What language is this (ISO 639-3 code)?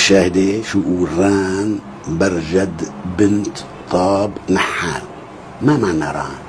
ara